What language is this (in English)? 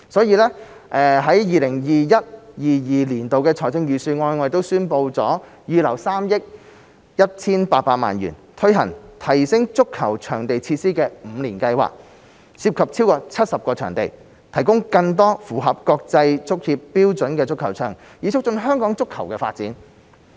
Cantonese